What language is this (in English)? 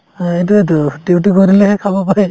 Assamese